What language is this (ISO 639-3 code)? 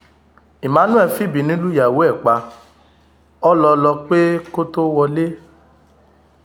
yor